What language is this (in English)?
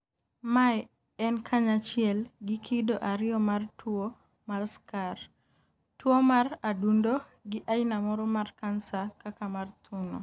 Luo (Kenya and Tanzania)